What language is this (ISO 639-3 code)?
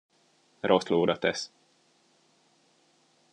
hun